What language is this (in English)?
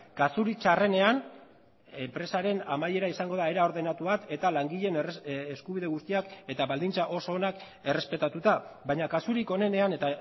Basque